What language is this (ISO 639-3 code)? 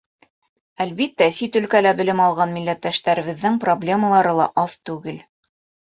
bak